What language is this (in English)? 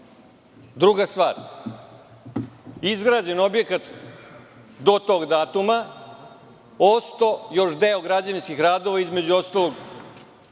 Serbian